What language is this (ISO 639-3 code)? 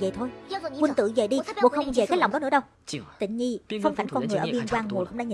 vie